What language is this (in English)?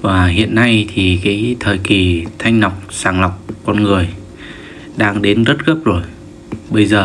Vietnamese